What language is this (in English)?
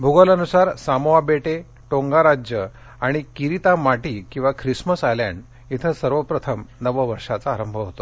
Marathi